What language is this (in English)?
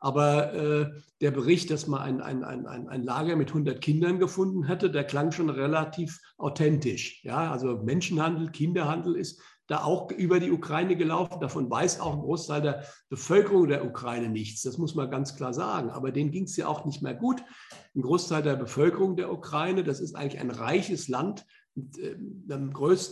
German